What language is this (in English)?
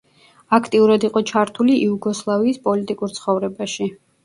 Georgian